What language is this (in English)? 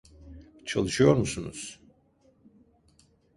Turkish